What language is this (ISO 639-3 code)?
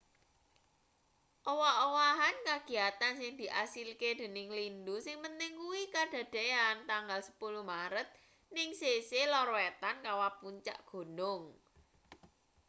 jav